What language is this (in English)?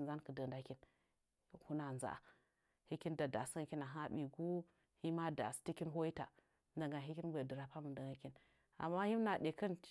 Nzanyi